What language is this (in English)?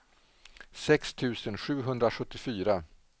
Swedish